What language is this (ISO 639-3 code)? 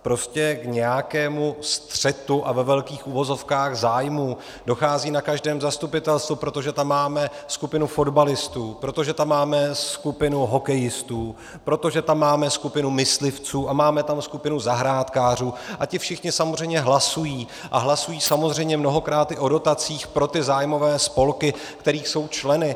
ces